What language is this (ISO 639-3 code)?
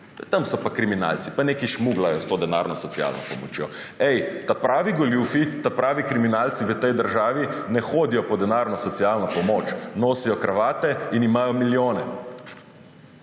slv